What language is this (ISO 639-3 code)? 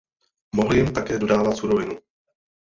ces